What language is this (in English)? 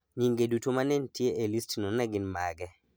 Luo (Kenya and Tanzania)